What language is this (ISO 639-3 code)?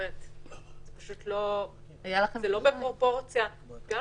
heb